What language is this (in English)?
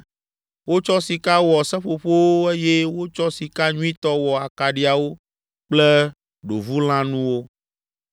Ewe